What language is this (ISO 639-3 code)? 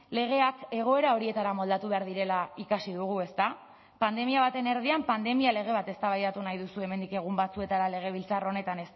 eus